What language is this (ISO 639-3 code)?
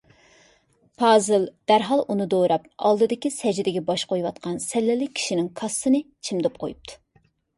uig